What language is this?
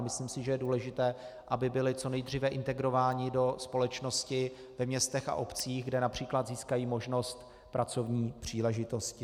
Czech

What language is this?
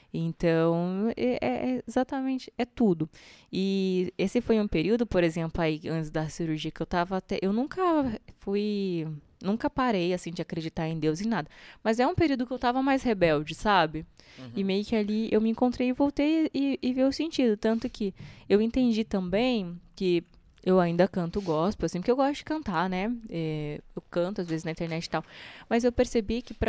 Portuguese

